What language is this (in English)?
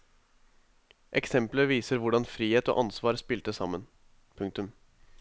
Norwegian